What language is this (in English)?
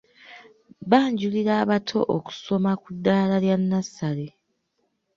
Ganda